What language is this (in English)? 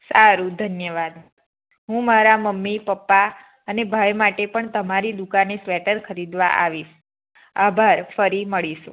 Gujarati